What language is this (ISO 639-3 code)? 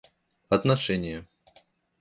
rus